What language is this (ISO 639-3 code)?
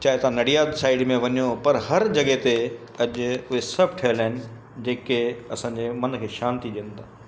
snd